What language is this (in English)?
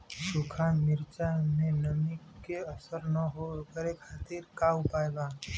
Bhojpuri